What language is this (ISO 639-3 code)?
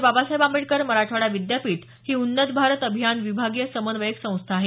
mar